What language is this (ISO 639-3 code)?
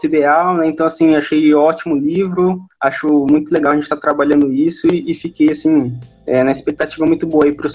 por